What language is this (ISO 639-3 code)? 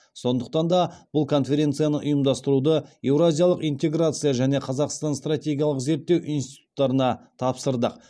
kaz